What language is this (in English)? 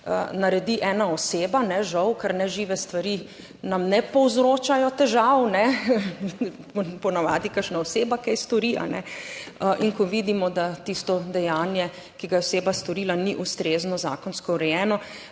Slovenian